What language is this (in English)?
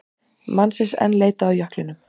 Icelandic